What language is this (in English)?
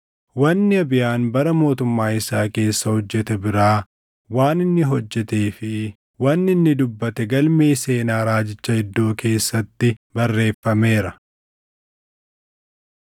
Oromo